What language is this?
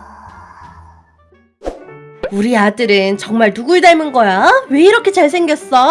Korean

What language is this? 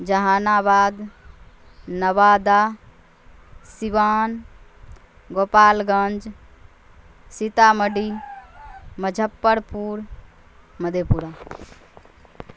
Urdu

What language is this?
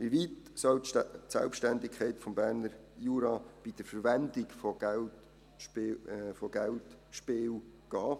Swiss German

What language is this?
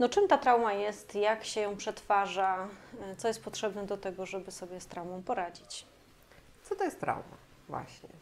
Polish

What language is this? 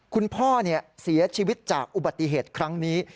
Thai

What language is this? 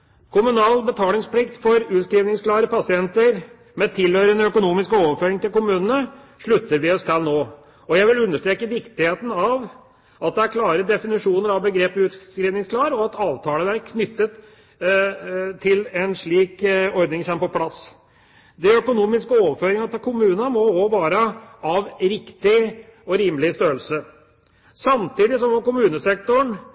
Norwegian Bokmål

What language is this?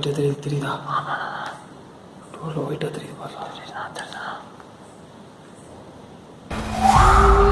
Korean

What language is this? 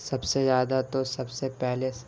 Urdu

